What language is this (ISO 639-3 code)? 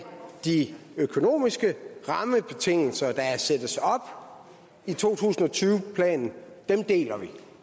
dan